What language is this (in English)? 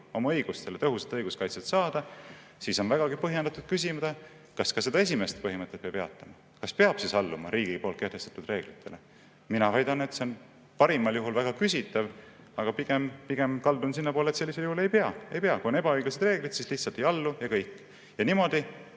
Estonian